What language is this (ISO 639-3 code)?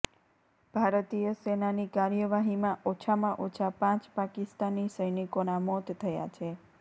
guj